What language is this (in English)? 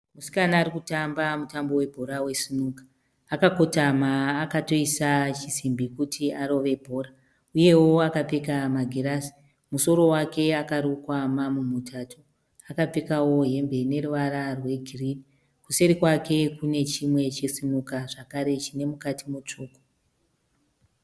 Shona